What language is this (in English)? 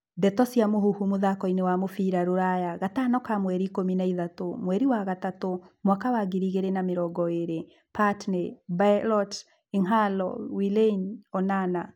Kikuyu